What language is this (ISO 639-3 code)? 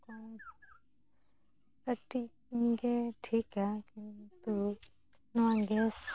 sat